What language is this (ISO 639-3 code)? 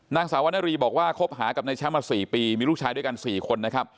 tha